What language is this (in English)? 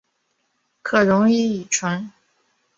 Chinese